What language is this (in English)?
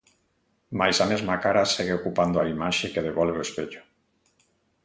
Galician